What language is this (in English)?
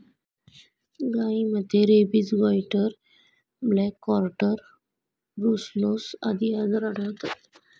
Marathi